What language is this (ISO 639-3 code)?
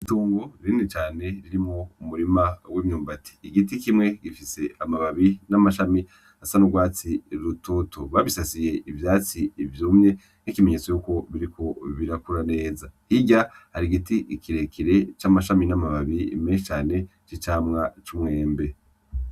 run